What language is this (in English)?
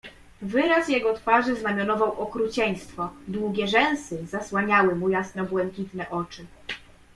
Polish